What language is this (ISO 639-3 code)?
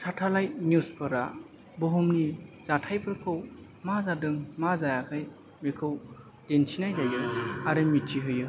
brx